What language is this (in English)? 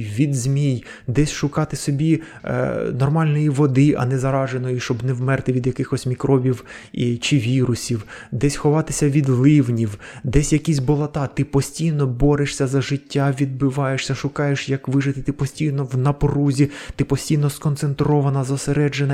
Ukrainian